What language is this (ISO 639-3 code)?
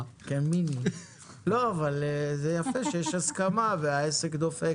heb